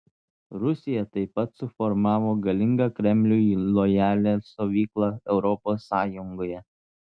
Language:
Lithuanian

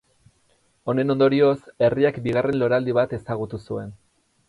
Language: Basque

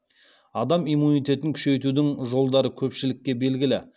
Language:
Kazakh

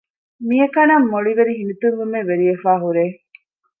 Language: Divehi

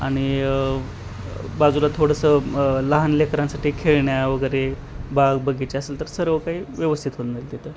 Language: Marathi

